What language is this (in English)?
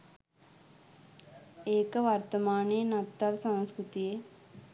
Sinhala